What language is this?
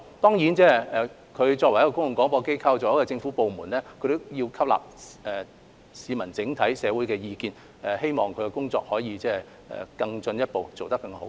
Cantonese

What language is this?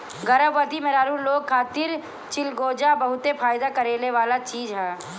Bhojpuri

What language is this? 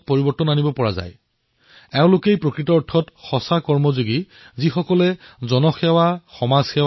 Assamese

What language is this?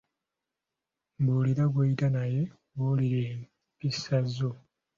Ganda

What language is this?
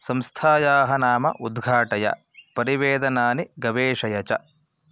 Sanskrit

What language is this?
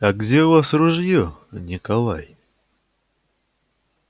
Russian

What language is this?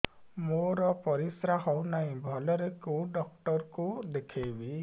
Odia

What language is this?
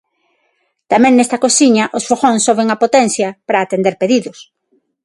Galician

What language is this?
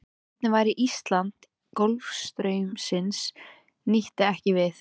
Icelandic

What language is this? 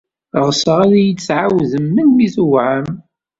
Kabyle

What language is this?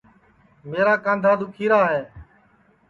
Sansi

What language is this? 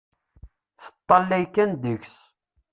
Kabyle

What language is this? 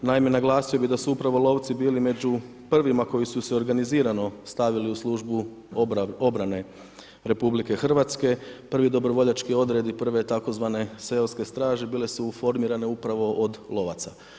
Croatian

